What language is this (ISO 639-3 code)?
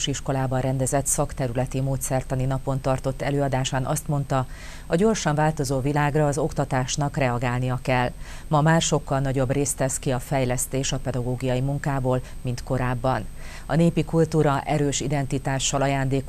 hun